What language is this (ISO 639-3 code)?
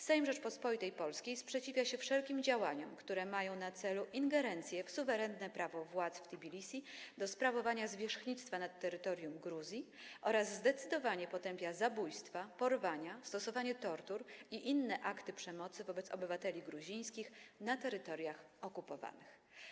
pol